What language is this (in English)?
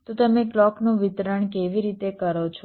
Gujarati